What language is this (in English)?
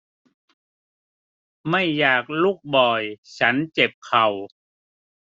Thai